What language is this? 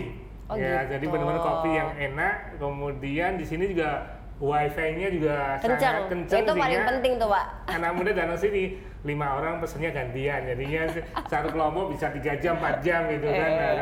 Indonesian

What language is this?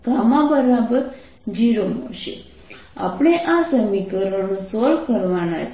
Gujarati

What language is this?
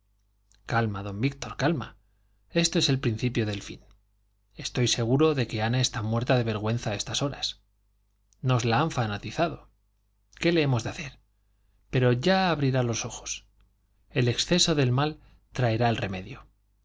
Spanish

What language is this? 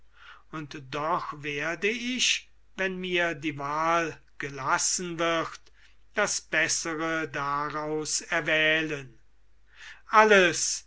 German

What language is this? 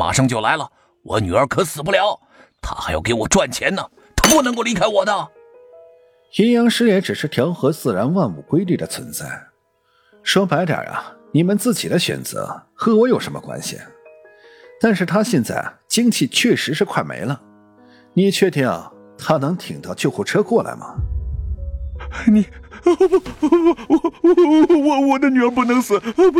Chinese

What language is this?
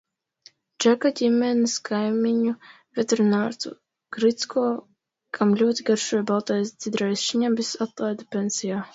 Latvian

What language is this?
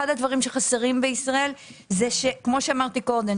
Hebrew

